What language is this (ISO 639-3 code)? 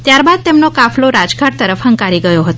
guj